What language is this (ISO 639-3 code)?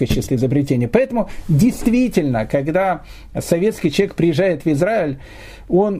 rus